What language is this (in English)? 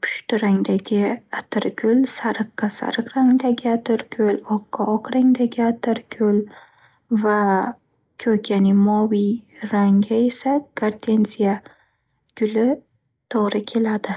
Uzbek